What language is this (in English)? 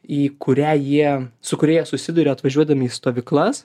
Lithuanian